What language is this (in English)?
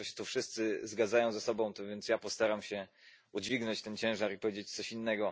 Polish